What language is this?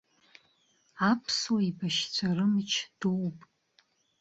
Abkhazian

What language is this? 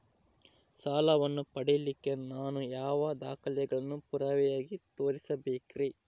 Kannada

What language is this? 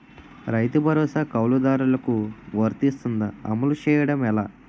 Telugu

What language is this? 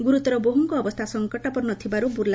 Odia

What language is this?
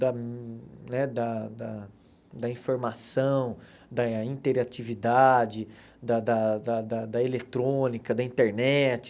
Portuguese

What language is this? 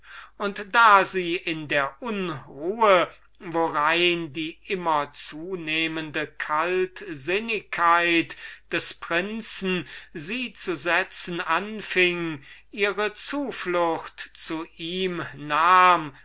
German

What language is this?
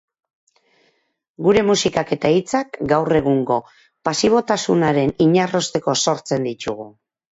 Basque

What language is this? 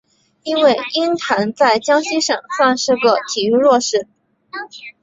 Chinese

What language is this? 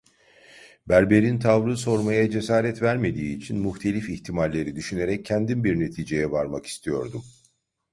Turkish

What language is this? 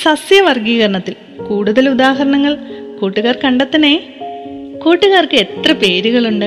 Malayalam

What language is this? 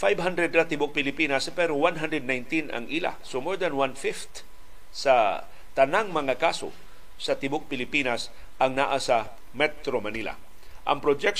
Filipino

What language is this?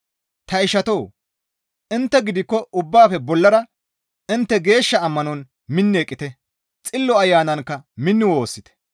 Gamo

